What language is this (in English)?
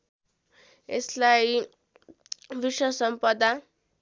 Nepali